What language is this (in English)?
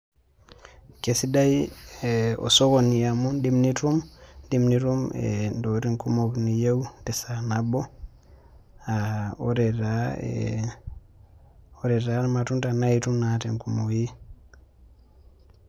Masai